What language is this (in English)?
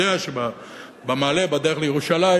Hebrew